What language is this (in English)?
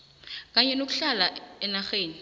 South Ndebele